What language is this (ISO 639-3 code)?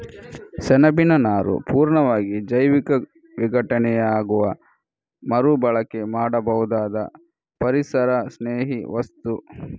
kan